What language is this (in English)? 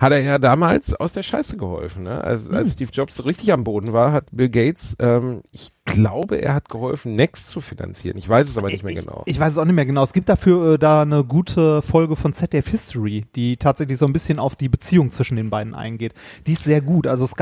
German